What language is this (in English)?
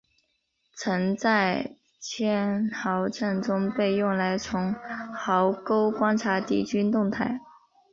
Chinese